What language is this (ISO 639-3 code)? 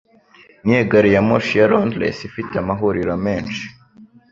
kin